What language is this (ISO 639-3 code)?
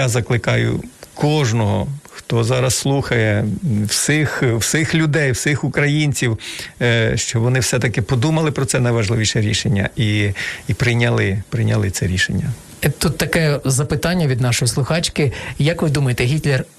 ukr